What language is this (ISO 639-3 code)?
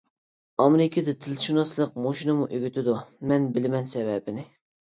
uig